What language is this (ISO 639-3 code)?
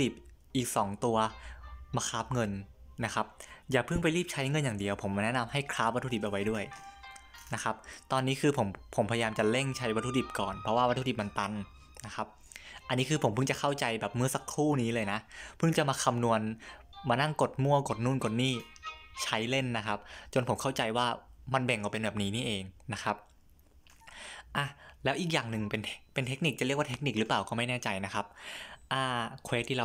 tha